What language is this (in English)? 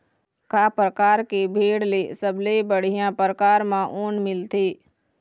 Chhattisgarhi